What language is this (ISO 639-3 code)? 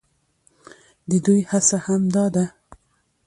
pus